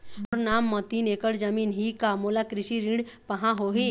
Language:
Chhattisgarhi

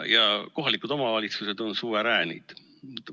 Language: Estonian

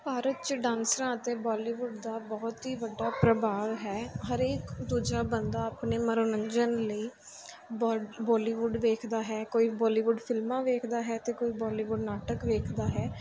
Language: Punjabi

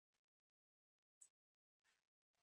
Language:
Chinese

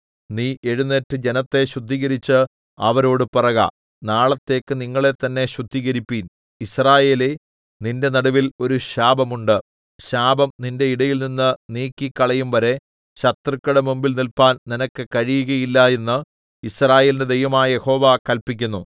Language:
Malayalam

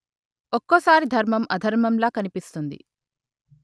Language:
Telugu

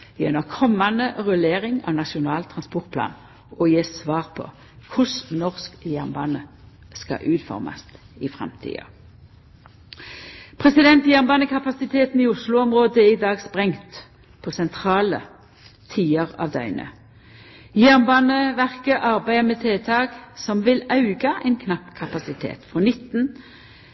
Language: Norwegian Nynorsk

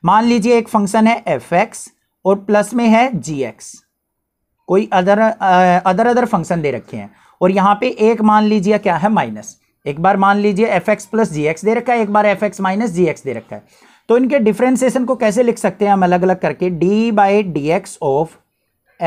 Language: Hindi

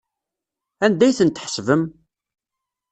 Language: Kabyle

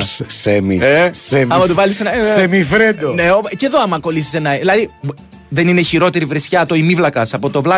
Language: Greek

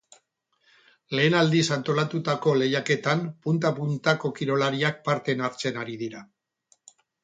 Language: Basque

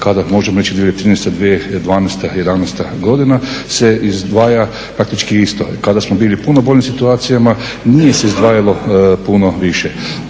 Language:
Croatian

